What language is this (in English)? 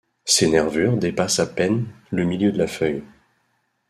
French